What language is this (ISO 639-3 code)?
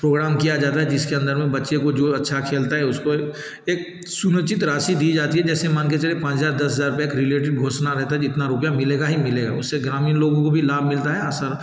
hin